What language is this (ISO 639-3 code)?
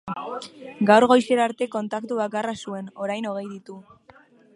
eus